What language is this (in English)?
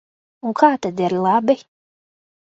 Latvian